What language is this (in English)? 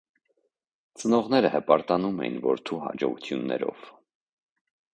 Armenian